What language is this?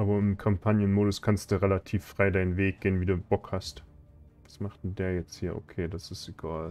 German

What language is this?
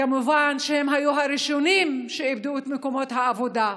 Hebrew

